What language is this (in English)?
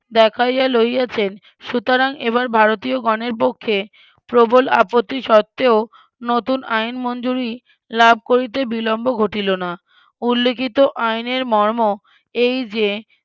Bangla